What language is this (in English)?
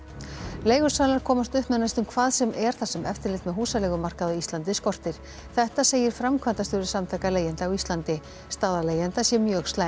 Icelandic